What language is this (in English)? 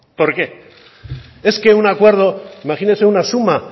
Spanish